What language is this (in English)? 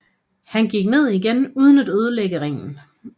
Danish